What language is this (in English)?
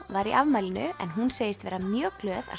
Icelandic